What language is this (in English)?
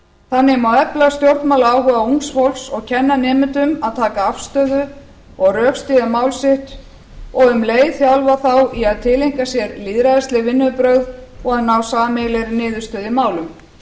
Icelandic